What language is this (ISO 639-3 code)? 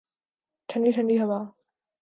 urd